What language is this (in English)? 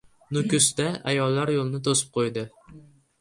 Uzbek